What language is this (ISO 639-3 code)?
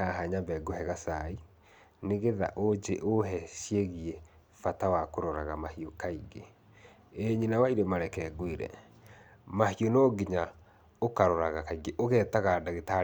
kik